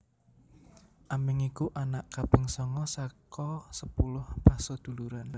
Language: Javanese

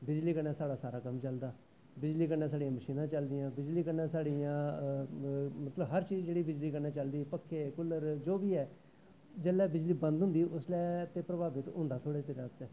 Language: Dogri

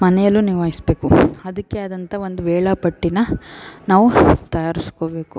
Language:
Kannada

